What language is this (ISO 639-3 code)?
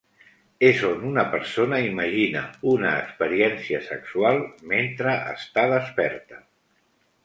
cat